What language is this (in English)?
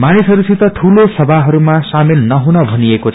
Nepali